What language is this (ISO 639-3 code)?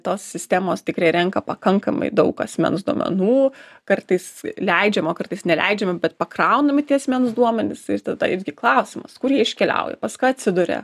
lit